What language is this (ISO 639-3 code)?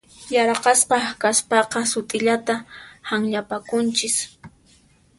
qxp